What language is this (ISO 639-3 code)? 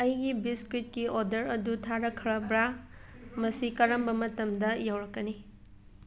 mni